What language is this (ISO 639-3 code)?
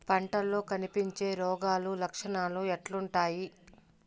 tel